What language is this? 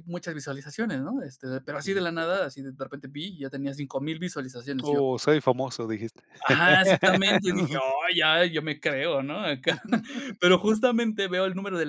Spanish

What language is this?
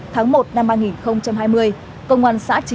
Vietnamese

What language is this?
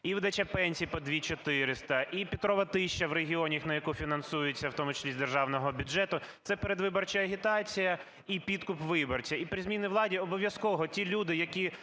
Ukrainian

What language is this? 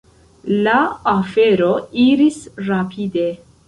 Esperanto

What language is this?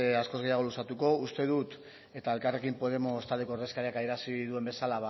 Basque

